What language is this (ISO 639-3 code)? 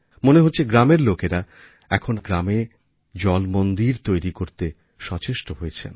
ben